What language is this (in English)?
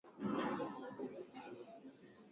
Swahili